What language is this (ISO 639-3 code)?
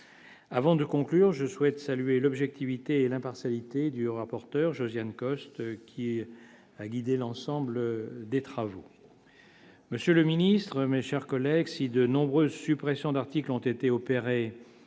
fra